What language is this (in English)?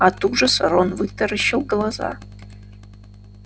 Russian